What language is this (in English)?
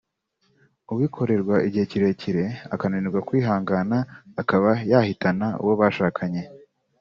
Kinyarwanda